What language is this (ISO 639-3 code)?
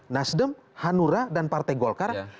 ind